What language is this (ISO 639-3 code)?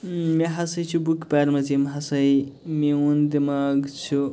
kas